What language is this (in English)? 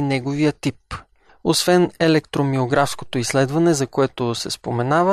Bulgarian